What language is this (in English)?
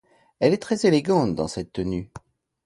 French